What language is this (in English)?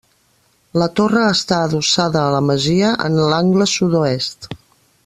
Catalan